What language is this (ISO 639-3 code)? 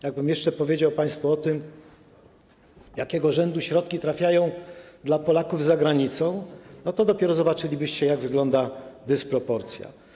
pol